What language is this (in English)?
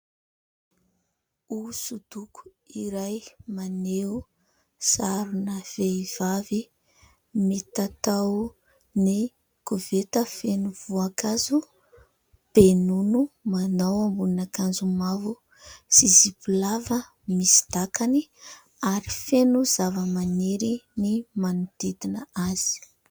Malagasy